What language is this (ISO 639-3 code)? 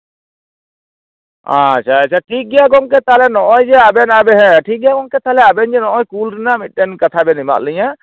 sat